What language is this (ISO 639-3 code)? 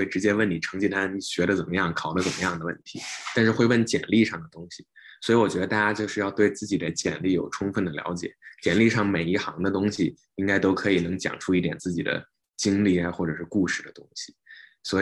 zho